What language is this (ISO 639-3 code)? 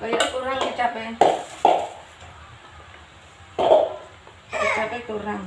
ind